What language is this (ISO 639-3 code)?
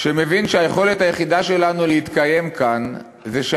heb